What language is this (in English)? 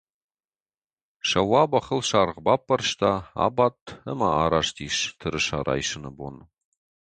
Ossetic